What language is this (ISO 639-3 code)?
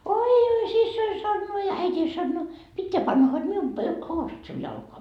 fin